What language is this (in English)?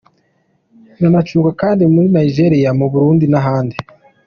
Kinyarwanda